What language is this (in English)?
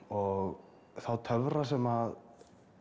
Icelandic